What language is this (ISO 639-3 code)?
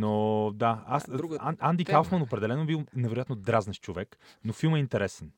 bul